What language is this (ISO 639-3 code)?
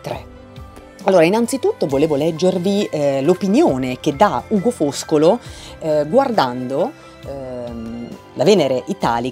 ita